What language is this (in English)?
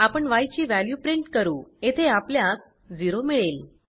Marathi